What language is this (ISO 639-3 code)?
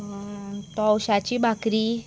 kok